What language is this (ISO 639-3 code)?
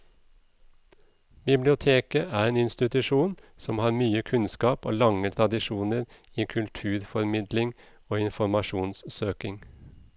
nor